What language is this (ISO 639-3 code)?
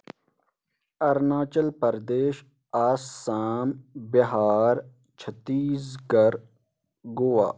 kas